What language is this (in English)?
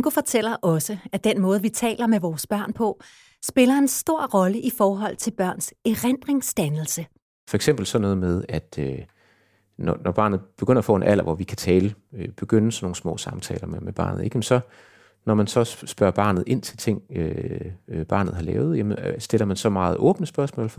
Danish